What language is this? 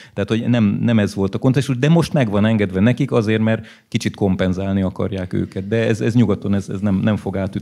Hungarian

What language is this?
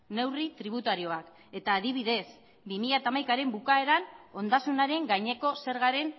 Basque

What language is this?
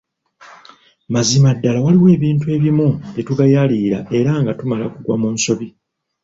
Ganda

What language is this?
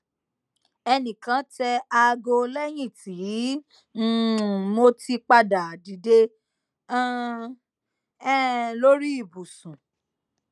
Yoruba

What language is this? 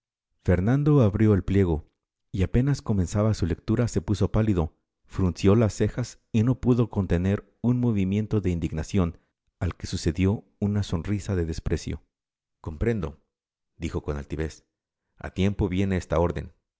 Spanish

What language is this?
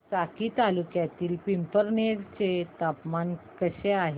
Marathi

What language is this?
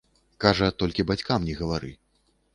Belarusian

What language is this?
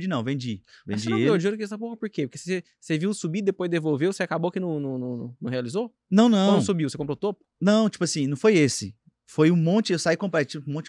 Portuguese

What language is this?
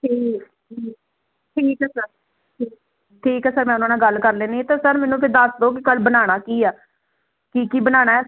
Punjabi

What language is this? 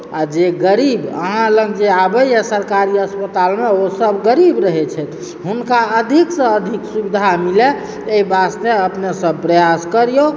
Maithili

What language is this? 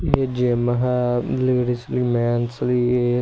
Punjabi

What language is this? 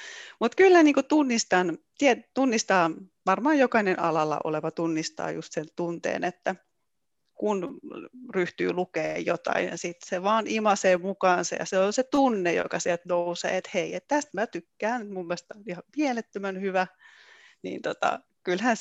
Finnish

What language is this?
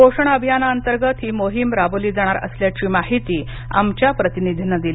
Marathi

